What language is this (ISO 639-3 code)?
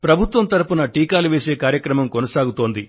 tel